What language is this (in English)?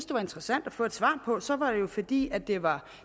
Danish